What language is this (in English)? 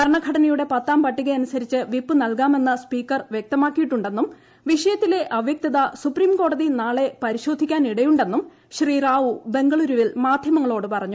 Malayalam